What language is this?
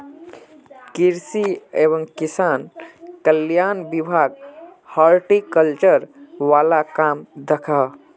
Magahi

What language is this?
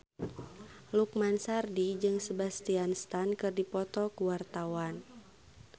Sundanese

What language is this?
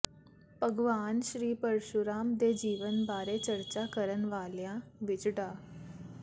Punjabi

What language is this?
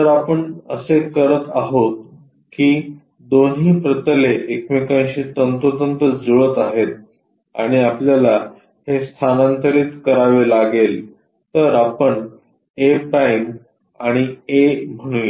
Marathi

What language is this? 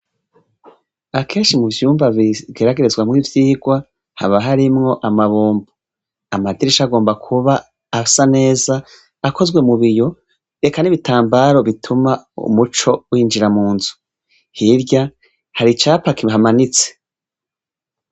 Rundi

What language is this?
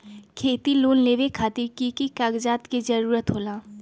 Magahi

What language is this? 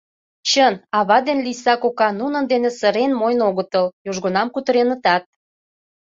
Mari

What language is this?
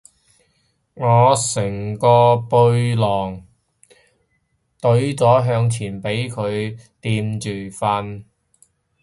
Cantonese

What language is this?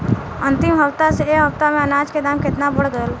Bhojpuri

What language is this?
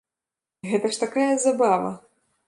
Belarusian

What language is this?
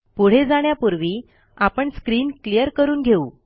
Marathi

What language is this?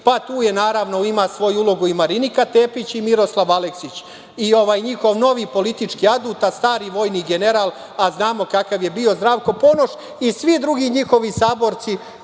Serbian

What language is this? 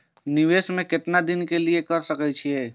Maithili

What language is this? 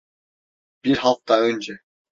Turkish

